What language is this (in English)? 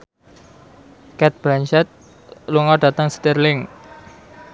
Javanese